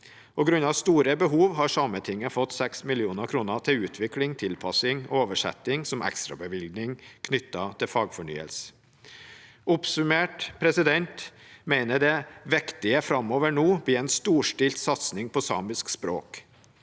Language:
Norwegian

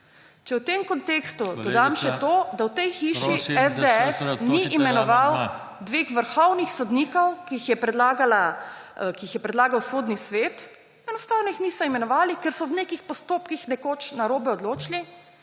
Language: Slovenian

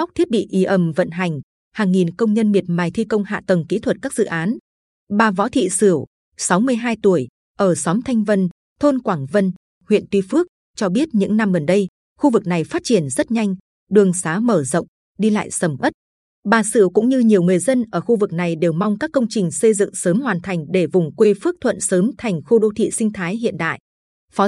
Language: Vietnamese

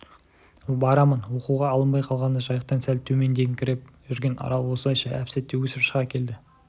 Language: Kazakh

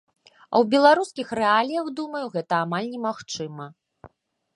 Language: Belarusian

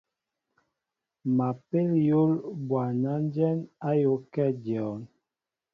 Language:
Mbo (Cameroon)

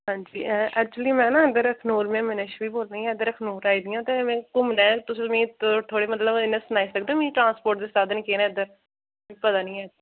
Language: Dogri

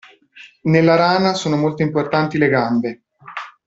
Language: Italian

